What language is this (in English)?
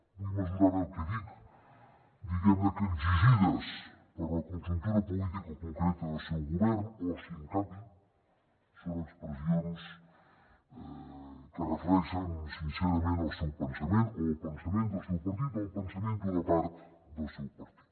Catalan